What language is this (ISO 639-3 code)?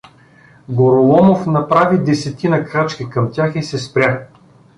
bul